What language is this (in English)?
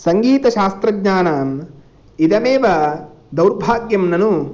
Sanskrit